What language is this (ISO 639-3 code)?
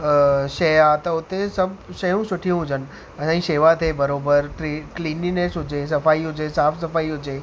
snd